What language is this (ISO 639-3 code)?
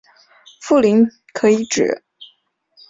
zho